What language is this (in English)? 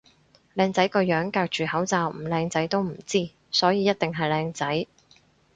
Cantonese